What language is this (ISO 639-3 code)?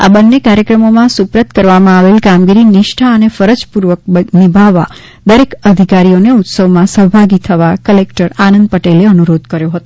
guj